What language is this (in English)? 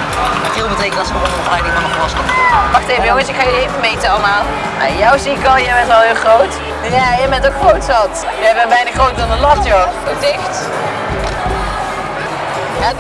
Dutch